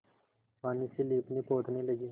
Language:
Hindi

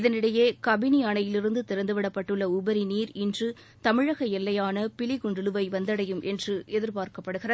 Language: Tamil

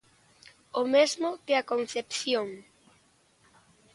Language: Galician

